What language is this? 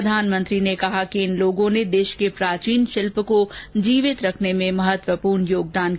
Hindi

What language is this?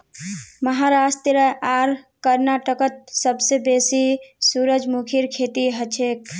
Magahi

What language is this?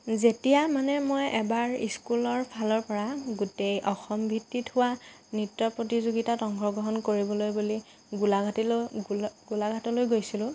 Assamese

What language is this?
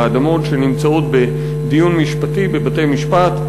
Hebrew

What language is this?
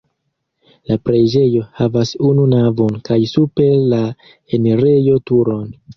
Esperanto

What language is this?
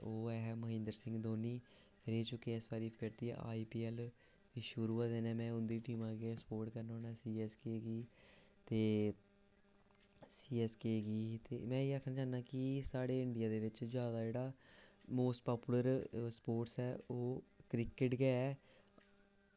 Dogri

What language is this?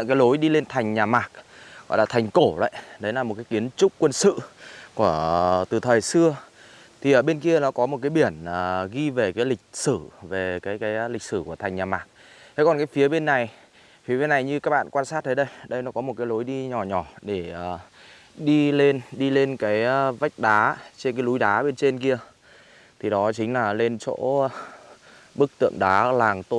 Vietnamese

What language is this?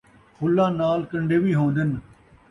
Saraiki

